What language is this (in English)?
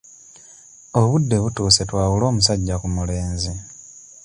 Ganda